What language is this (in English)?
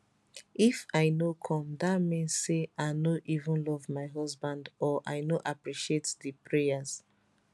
Nigerian Pidgin